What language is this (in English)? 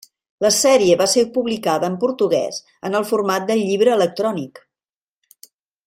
Catalan